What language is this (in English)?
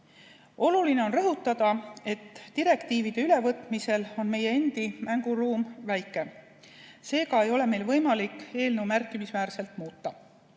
Estonian